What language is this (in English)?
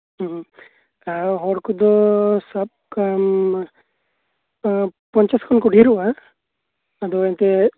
Santali